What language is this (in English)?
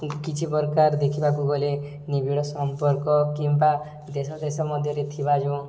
Odia